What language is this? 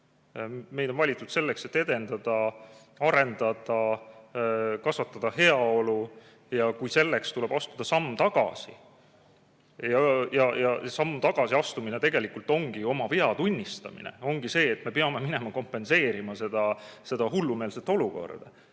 Estonian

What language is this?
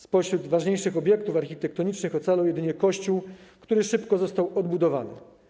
Polish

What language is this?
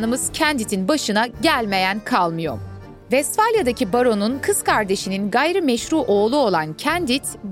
Turkish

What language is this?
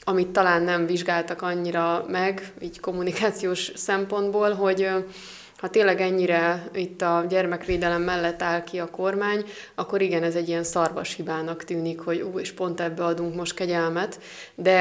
Hungarian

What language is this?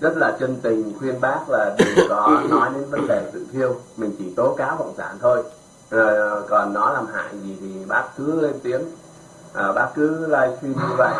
Vietnamese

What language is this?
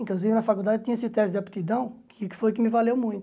Portuguese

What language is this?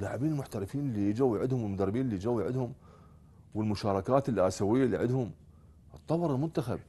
Arabic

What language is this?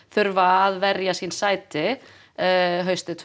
Icelandic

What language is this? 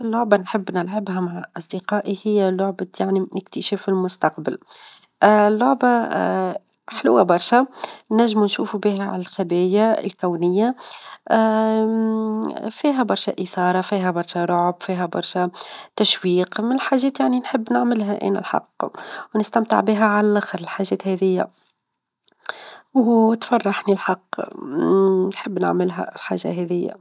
Tunisian Arabic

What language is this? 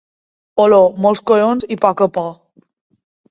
Catalan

